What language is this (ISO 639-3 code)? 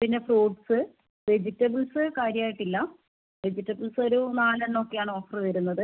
mal